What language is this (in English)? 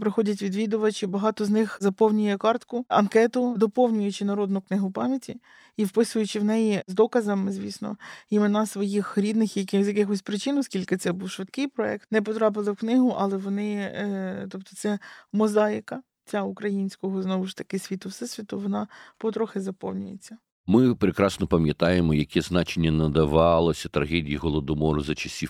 Ukrainian